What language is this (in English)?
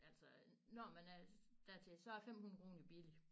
Danish